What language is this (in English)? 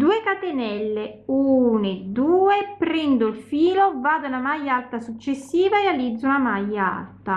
Italian